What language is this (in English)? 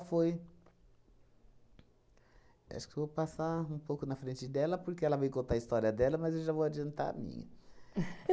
Portuguese